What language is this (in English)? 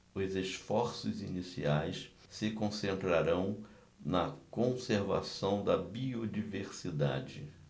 Portuguese